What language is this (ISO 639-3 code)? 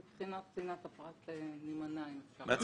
heb